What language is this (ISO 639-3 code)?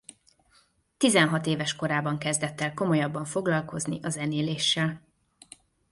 hun